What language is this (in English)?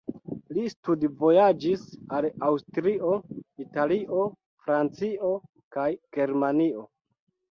Esperanto